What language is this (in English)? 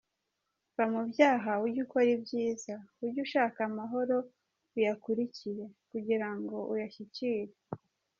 Kinyarwanda